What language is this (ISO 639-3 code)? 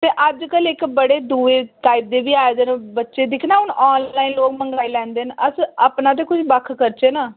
doi